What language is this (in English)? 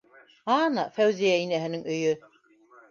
Bashkir